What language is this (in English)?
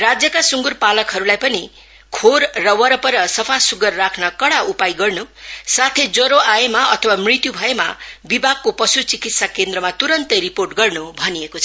Nepali